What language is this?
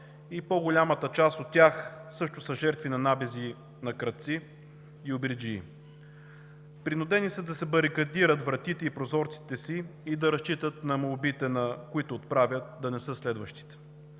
Bulgarian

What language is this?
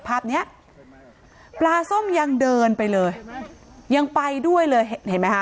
Thai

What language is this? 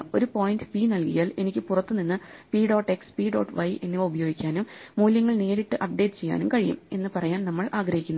Malayalam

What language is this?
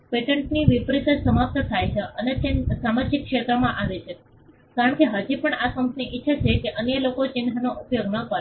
Gujarati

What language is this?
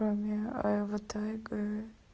Russian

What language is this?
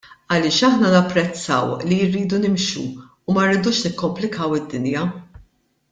Maltese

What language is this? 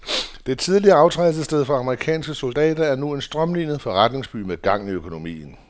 Danish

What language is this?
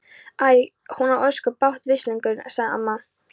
Icelandic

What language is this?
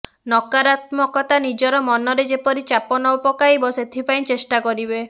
Odia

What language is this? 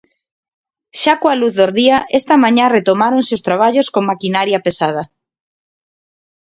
Galician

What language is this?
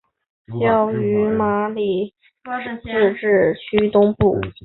Chinese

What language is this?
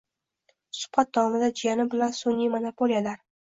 Uzbek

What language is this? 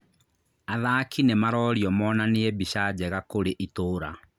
Kikuyu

